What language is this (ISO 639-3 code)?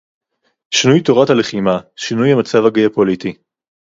heb